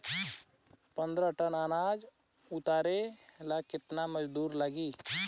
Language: Bhojpuri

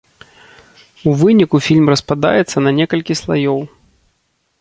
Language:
Belarusian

